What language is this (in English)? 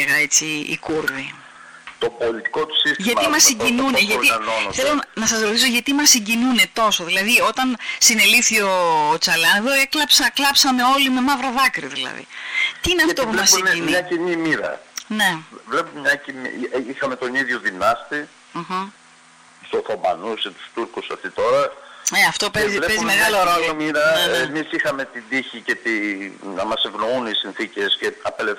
Greek